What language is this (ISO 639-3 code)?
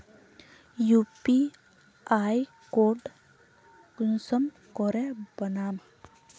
mag